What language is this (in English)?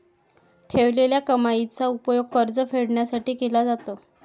Marathi